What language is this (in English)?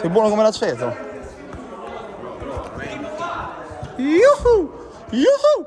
Italian